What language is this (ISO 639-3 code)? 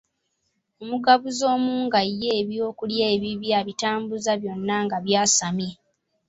lug